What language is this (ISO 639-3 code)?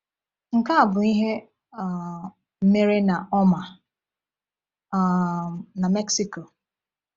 ibo